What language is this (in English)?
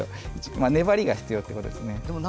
Japanese